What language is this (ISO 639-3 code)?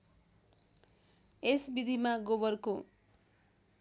nep